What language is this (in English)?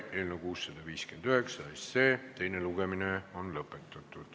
Estonian